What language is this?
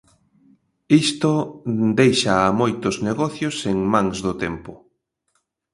Galician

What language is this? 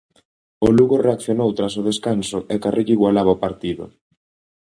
Galician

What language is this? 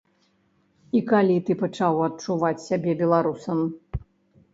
Belarusian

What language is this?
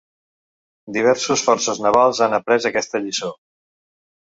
Catalan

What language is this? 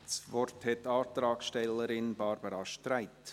Swiss German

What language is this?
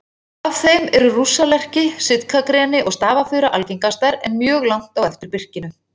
Icelandic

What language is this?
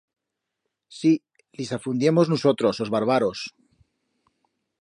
Aragonese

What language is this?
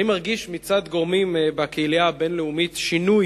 Hebrew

